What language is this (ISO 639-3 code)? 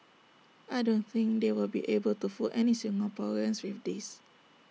eng